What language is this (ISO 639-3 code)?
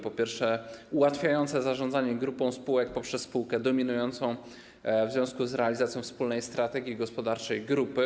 pol